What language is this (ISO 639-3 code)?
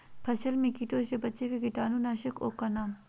mag